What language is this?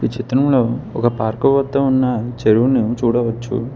Telugu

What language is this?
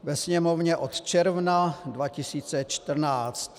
Czech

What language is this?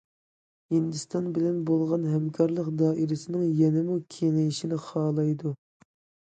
Uyghur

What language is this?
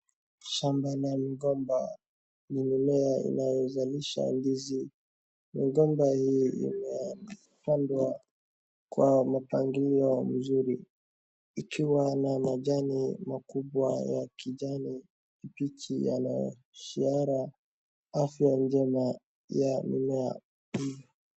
Swahili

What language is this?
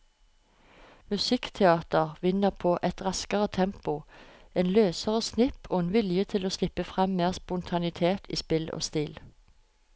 Norwegian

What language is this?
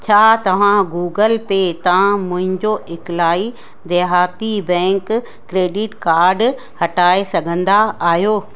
Sindhi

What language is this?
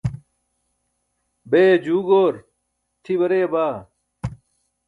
Burushaski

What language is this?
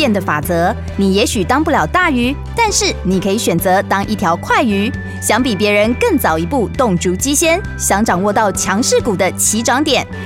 Chinese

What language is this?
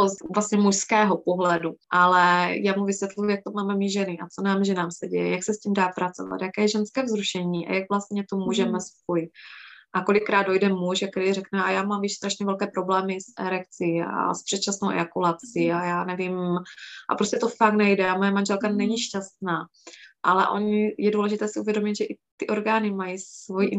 Czech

